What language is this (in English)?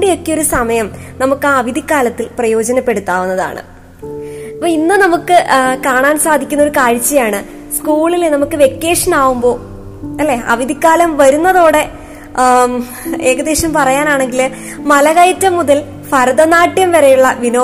Malayalam